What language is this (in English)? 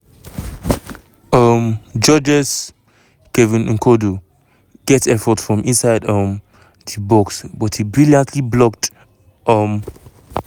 Nigerian Pidgin